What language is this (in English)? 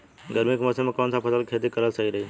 Bhojpuri